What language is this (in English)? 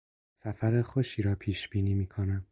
Persian